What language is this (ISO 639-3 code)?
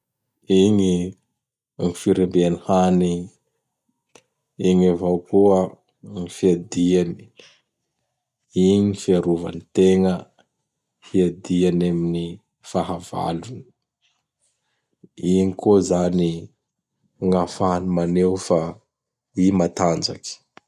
bhr